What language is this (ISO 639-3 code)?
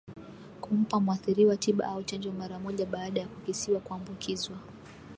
swa